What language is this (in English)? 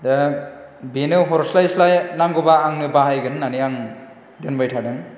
Bodo